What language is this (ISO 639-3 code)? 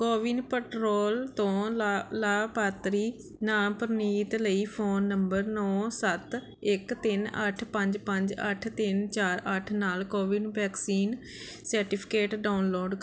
pan